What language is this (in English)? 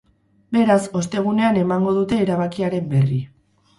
Basque